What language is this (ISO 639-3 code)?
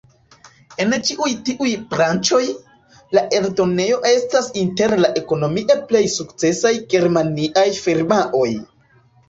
epo